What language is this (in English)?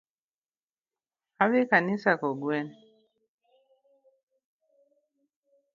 Luo (Kenya and Tanzania)